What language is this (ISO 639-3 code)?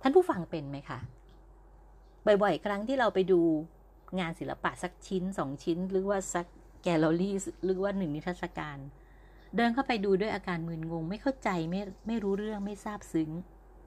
tha